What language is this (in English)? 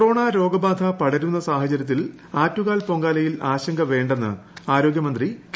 Malayalam